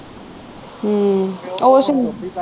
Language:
Punjabi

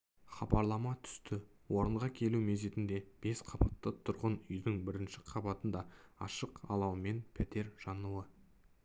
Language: Kazakh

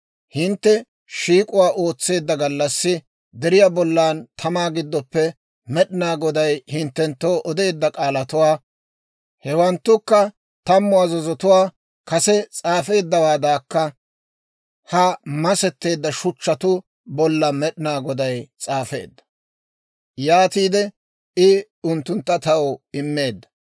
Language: Dawro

